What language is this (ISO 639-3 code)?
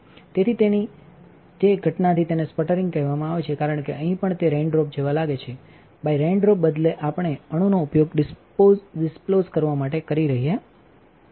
guj